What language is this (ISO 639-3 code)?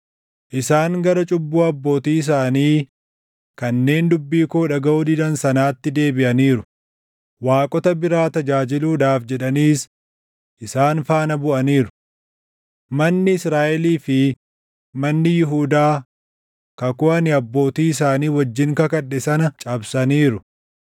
orm